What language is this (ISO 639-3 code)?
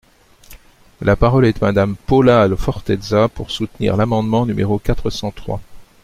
fra